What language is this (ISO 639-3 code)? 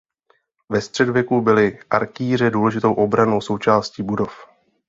ces